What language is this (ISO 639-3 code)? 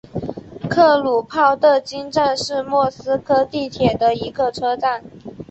zho